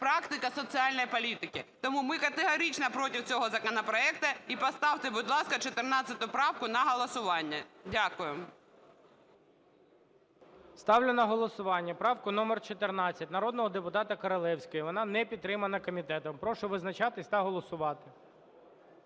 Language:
Ukrainian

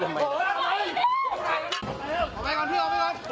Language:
Thai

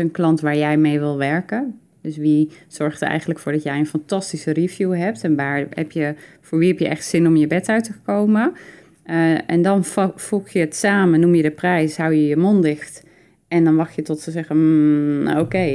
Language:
Dutch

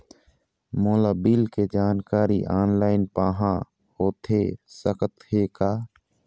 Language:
Chhattisgarhi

